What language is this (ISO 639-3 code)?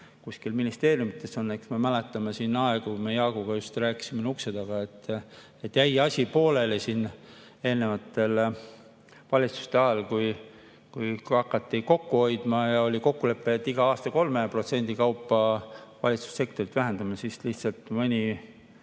est